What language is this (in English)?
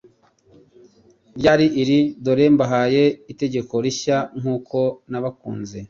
Kinyarwanda